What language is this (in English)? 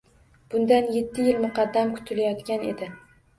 Uzbek